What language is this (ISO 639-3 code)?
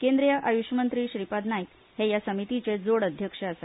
kok